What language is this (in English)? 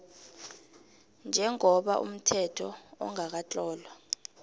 South Ndebele